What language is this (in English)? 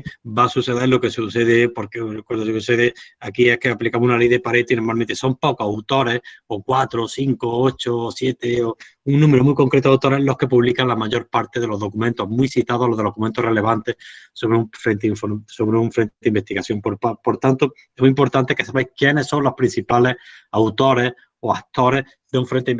Spanish